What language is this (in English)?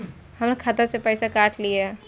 Maithili